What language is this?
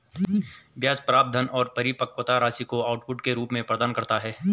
Hindi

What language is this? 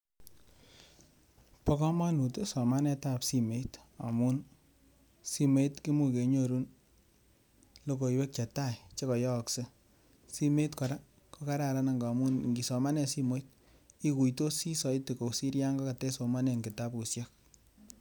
Kalenjin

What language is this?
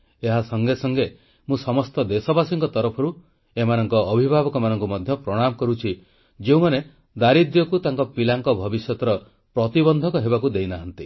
Odia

